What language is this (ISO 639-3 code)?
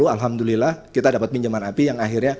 ind